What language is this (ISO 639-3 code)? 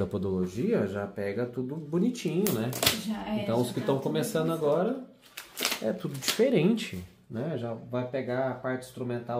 por